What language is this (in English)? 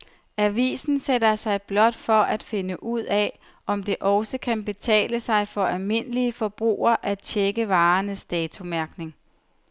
Danish